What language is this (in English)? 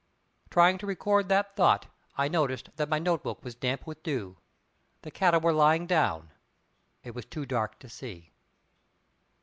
English